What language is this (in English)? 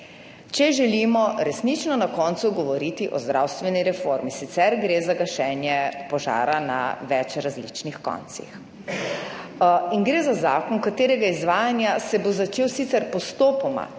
Slovenian